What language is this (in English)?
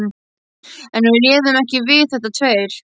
Icelandic